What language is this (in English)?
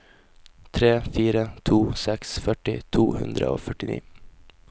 Norwegian